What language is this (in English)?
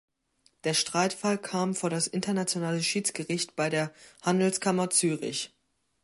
German